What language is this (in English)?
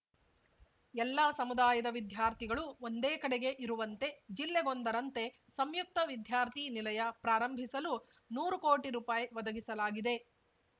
Kannada